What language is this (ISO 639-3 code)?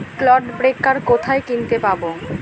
ben